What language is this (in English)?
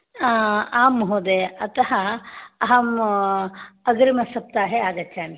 Sanskrit